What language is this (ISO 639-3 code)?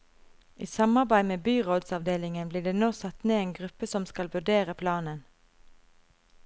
nor